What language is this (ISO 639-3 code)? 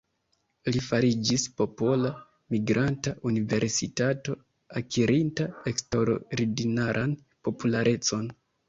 epo